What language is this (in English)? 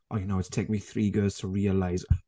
English